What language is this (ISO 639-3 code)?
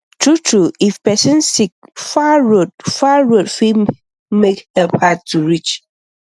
pcm